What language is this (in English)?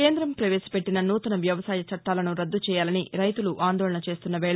Telugu